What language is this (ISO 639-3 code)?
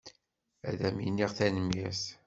kab